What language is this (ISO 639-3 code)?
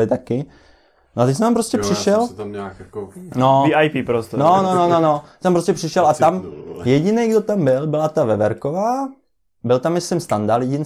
ces